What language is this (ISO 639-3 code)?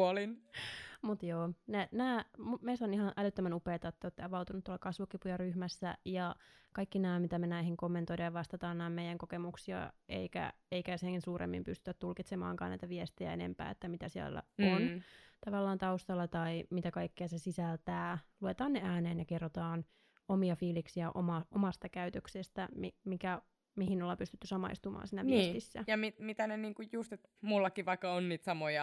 fin